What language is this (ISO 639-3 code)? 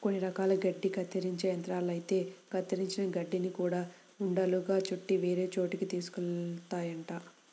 tel